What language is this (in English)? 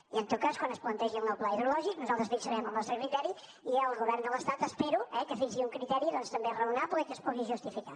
Catalan